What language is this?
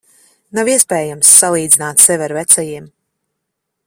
Latvian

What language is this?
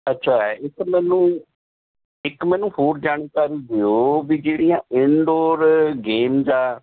Punjabi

